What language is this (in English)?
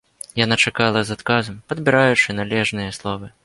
Belarusian